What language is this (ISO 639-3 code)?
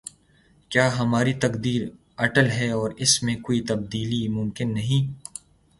urd